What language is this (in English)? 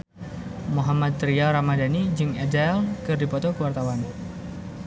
Sundanese